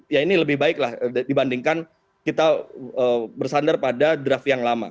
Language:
Indonesian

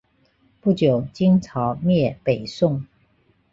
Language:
Chinese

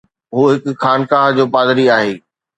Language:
Sindhi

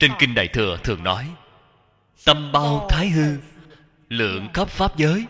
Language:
Vietnamese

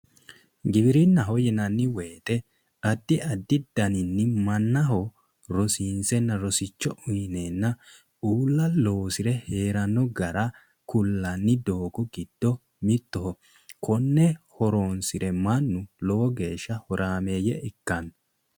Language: Sidamo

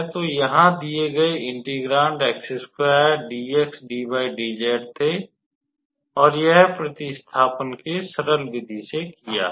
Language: Hindi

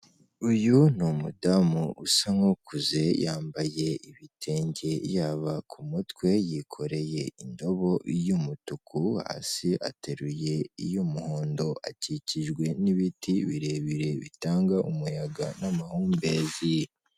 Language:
Kinyarwanda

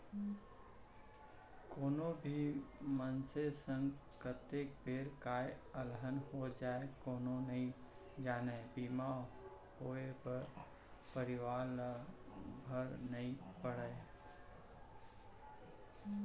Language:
Chhattisgarhi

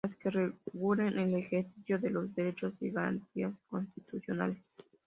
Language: Spanish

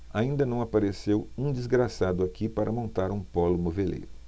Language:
Portuguese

